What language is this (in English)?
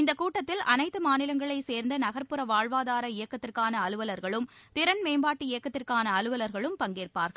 Tamil